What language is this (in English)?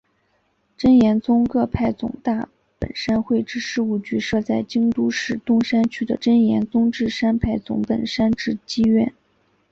Chinese